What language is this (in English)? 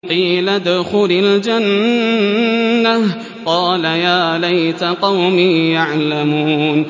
Arabic